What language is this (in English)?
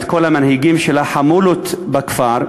Hebrew